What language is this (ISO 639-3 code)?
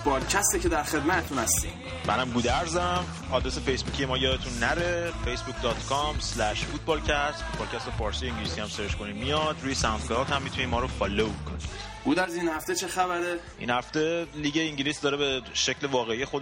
fas